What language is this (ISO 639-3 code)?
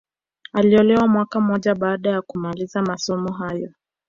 swa